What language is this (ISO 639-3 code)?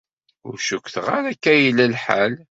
kab